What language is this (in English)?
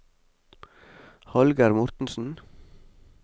Norwegian